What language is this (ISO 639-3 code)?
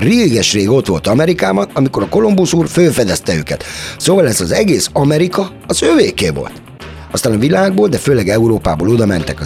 hun